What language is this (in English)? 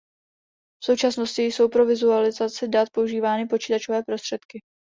Czech